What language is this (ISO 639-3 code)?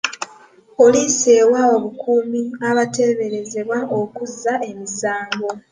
lug